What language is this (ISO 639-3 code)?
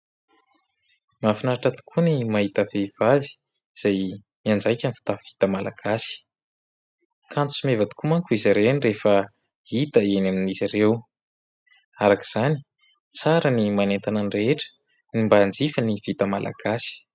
mlg